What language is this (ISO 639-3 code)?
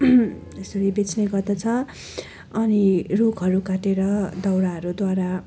nep